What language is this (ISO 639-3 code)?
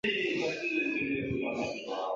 zho